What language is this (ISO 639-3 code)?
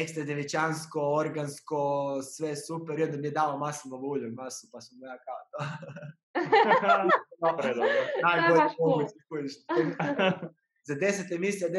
hrv